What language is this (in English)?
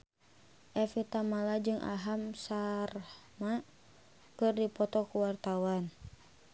Sundanese